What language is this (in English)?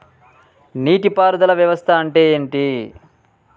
Telugu